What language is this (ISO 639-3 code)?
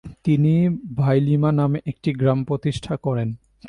ben